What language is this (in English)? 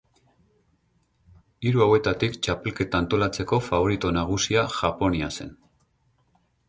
Basque